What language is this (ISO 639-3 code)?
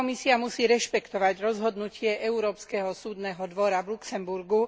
slk